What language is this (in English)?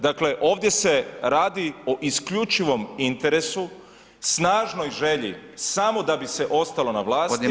Croatian